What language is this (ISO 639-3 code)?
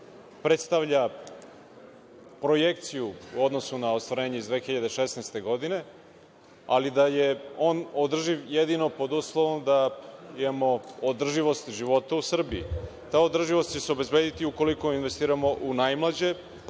srp